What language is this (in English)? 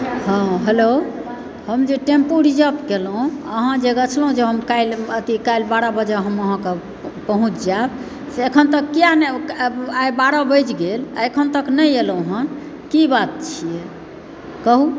Maithili